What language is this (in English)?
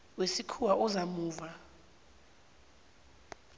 South Ndebele